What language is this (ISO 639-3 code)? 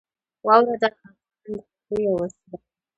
pus